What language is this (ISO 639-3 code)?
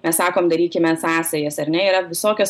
lit